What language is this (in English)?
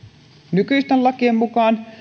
Finnish